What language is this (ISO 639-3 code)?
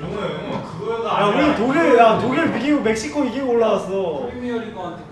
kor